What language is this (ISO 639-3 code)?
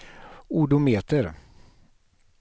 swe